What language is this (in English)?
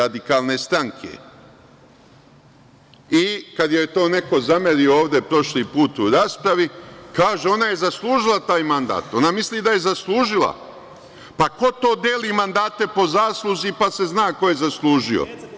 Serbian